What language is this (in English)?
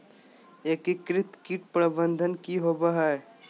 Magahi